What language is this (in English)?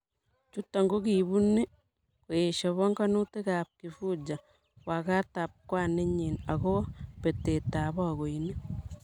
Kalenjin